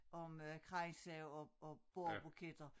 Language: Danish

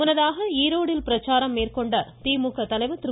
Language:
Tamil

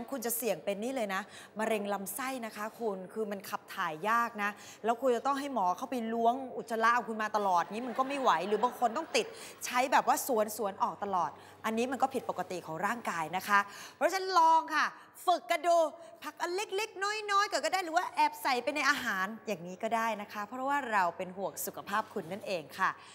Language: Thai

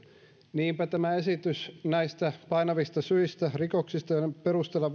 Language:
Finnish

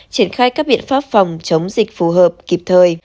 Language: Vietnamese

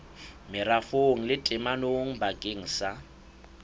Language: Southern Sotho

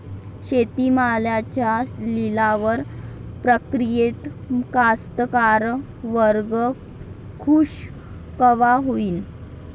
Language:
Marathi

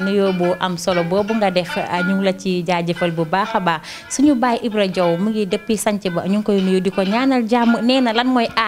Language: Arabic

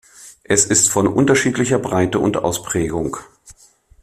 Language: German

